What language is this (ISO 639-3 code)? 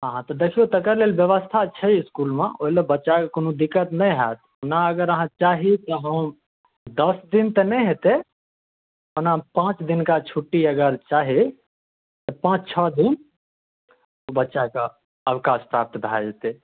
mai